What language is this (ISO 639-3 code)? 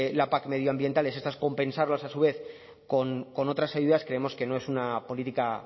spa